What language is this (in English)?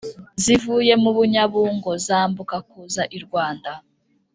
Kinyarwanda